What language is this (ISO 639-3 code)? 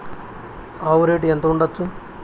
tel